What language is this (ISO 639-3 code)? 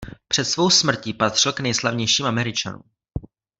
ces